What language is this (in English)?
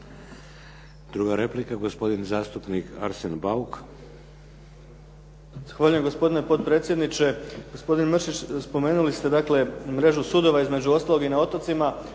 Croatian